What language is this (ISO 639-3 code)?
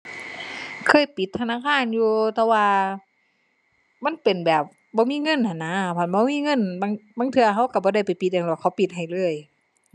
tha